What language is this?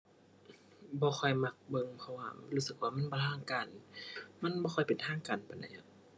Thai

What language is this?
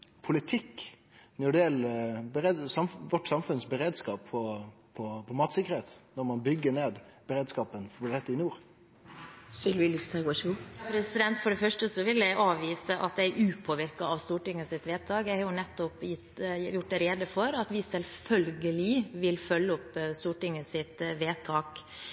Norwegian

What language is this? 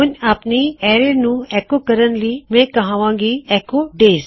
Punjabi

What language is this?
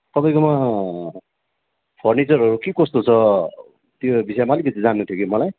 Nepali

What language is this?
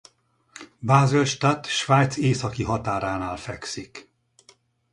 Hungarian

